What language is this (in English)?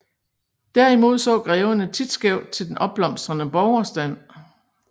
Danish